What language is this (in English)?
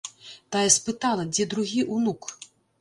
Belarusian